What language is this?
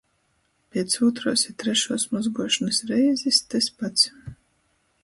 Latgalian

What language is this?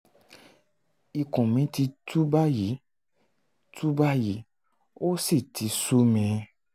Yoruba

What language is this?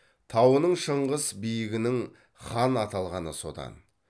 Kazakh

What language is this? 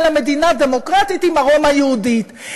Hebrew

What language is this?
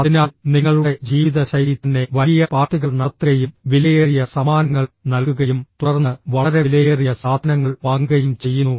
Malayalam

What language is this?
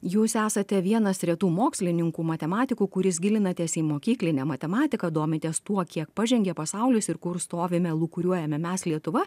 Lithuanian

